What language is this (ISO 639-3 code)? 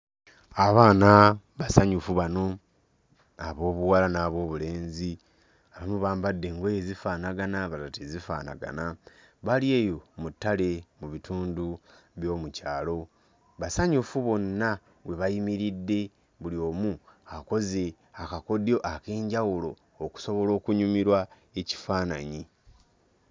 lug